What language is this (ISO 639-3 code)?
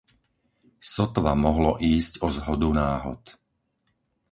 slk